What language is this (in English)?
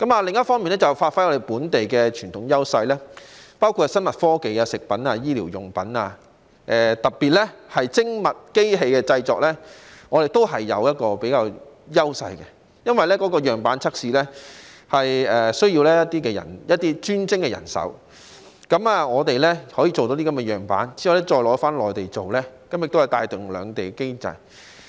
Cantonese